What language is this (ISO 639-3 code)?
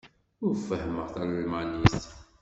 kab